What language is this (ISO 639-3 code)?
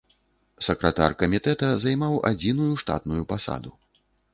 bel